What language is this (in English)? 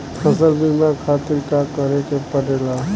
Bhojpuri